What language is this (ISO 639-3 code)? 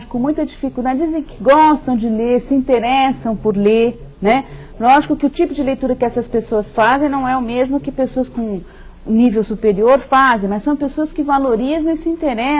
por